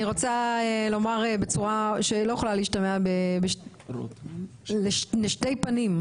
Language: Hebrew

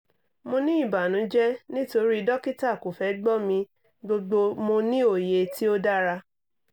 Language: Yoruba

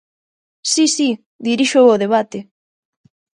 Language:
Galician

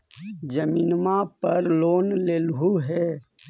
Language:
Magahi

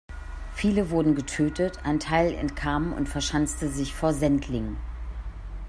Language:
German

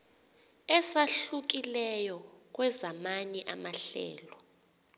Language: Xhosa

